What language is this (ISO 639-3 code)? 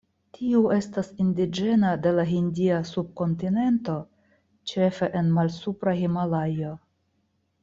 epo